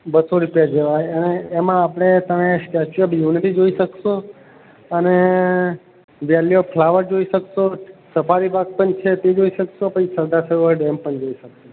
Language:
Gujarati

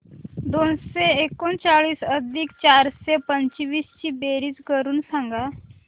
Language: Marathi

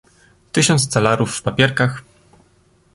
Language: Polish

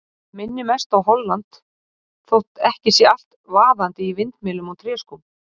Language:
Icelandic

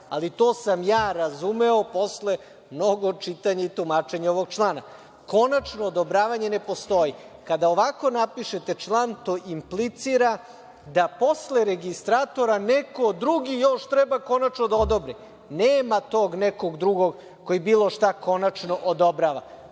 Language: Serbian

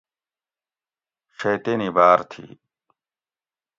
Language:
Gawri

